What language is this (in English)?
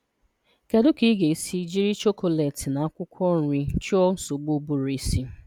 Igbo